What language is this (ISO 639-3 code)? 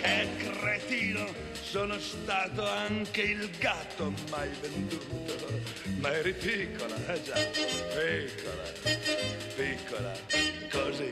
ita